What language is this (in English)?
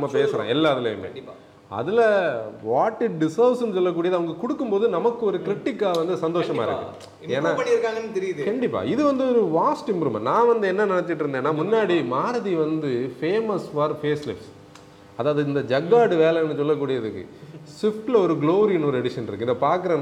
Tamil